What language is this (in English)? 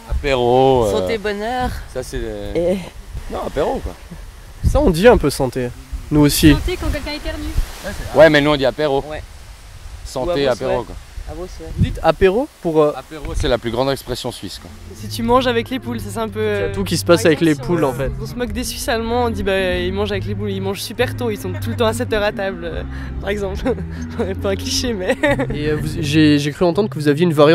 French